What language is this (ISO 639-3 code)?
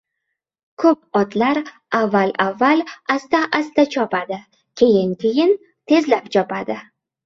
uzb